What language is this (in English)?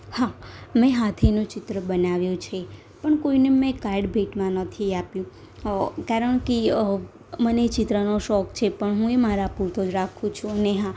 Gujarati